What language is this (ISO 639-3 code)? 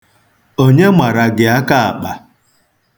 ibo